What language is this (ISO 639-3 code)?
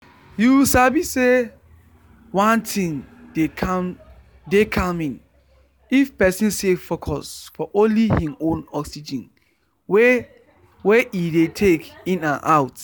pcm